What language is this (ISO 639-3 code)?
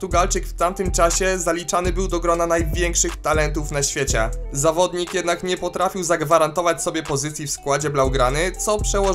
pol